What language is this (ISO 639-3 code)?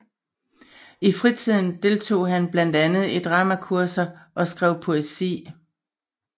dan